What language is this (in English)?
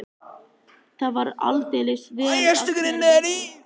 Icelandic